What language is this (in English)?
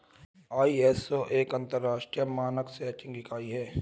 Hindi